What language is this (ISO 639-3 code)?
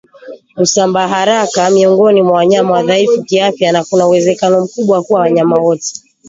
swa